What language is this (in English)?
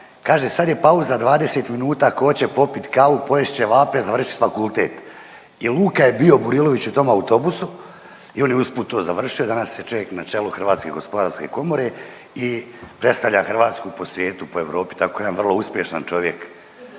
Croatian